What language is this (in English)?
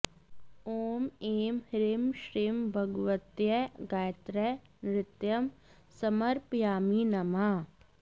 Sanskrit